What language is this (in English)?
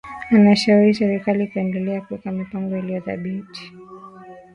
Swahili